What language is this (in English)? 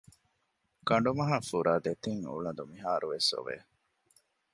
Divehi